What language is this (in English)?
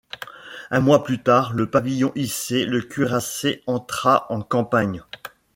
French